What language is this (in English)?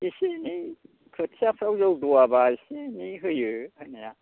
Bodo